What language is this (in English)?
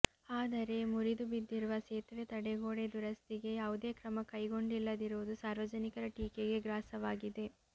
Kannada